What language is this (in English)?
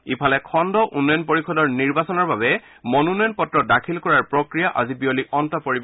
Assamese